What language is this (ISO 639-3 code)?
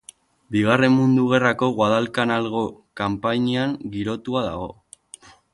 eus